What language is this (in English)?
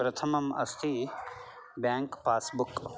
Sanskrit